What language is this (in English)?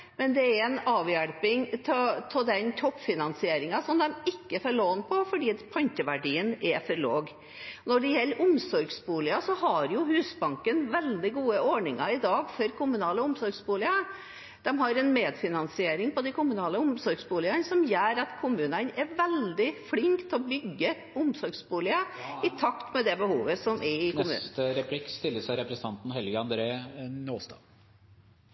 Norwegian